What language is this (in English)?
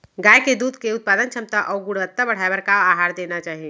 Chhattisgarhi